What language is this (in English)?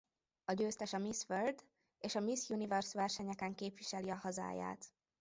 Hungarian